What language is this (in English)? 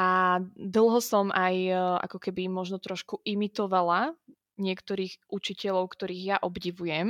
Slovak